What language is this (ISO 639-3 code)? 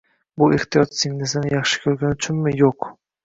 uzb